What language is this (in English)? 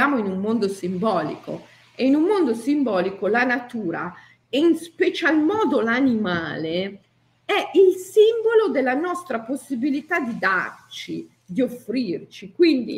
Italian